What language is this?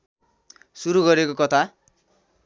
Nepali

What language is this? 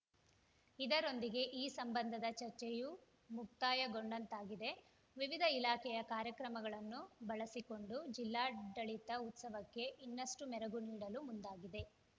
Kannada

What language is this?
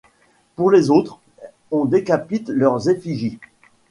French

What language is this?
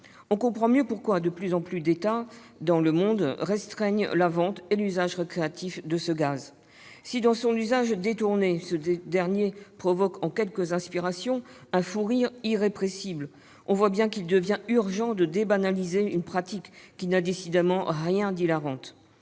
French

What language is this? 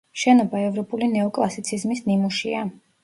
Georgian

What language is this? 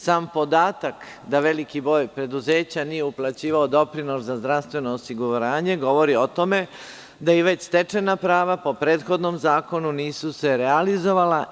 Serbian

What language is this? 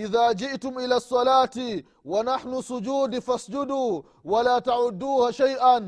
Swahili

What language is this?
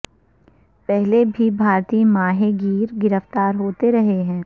Urdu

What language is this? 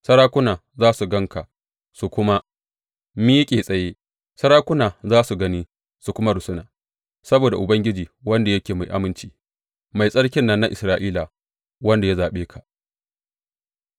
Hausa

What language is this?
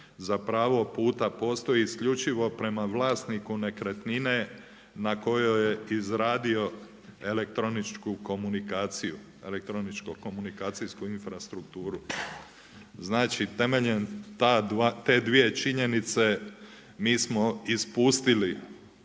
Croatian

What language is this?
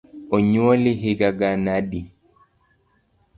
Luo (Kenya and Tanzania)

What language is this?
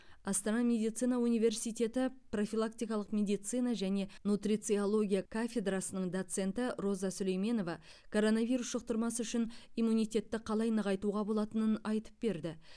Kazakh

